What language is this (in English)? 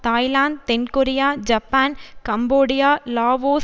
Tamil